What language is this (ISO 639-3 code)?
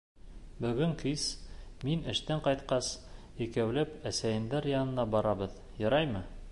bak